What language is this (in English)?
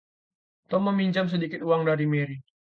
Indonesian